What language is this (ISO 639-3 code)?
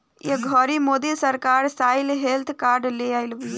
bho